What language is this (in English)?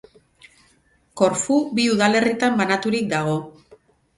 Basque